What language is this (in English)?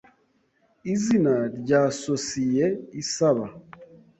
Kinyarwanda